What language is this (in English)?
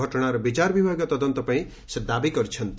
Odia